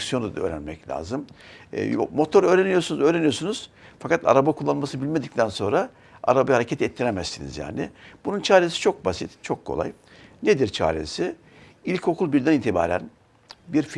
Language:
Turkish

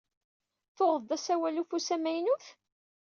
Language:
Kabyle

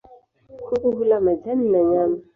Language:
Swahili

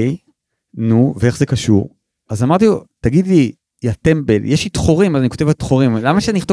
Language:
Hebrew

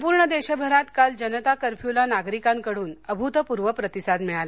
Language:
Marathi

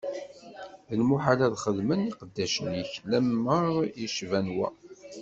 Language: Kabyle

